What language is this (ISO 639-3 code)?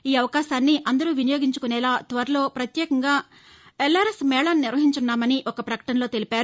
tel